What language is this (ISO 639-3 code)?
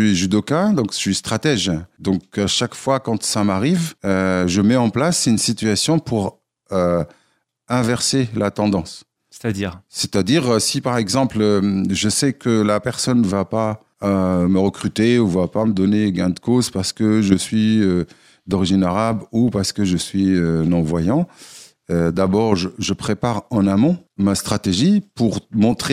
fra